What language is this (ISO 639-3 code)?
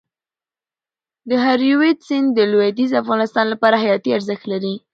pus